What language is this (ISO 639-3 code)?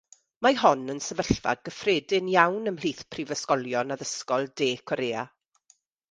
cym